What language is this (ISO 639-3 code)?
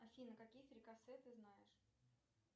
rus